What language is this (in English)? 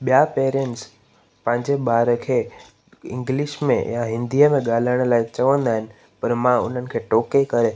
Sindhi